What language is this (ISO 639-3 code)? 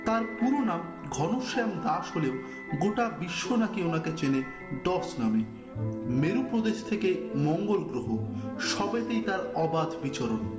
ben